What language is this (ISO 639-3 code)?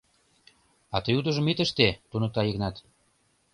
chm